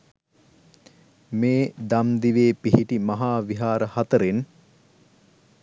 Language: Sinhala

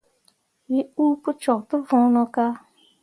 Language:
Mundang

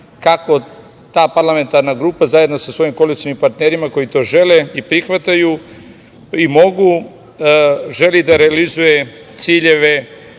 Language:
Serbian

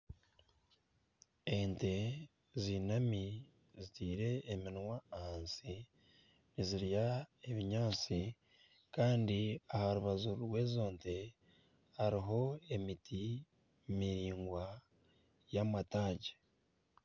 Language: Nyankole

